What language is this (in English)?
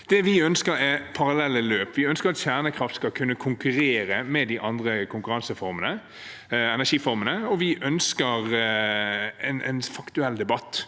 Norwegian